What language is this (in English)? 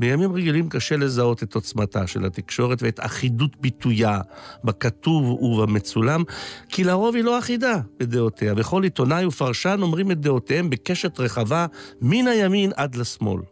Hebrew